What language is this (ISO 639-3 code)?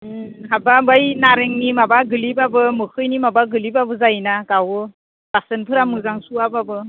brx